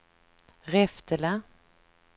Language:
Swedish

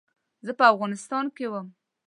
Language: Pashto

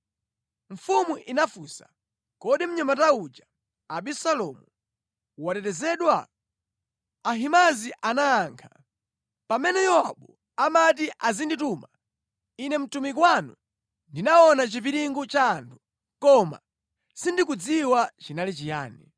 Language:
Nyanja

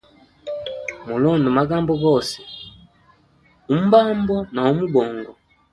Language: Hemba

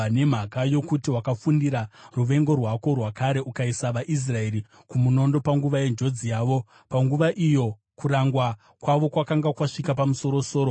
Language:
Shona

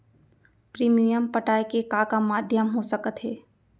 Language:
Chhattisgarhi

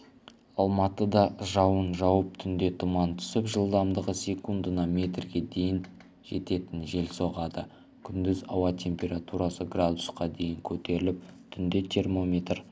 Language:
Kazakh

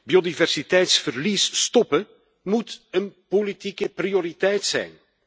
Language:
Dutch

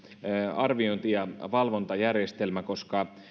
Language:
Finnish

